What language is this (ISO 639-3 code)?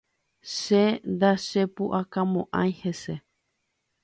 grn